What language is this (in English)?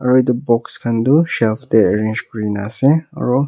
Naga Pidgin